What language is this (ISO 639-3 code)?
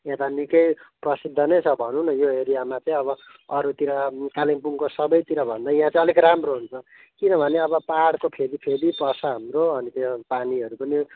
nep